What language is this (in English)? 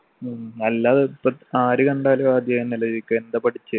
Malayalam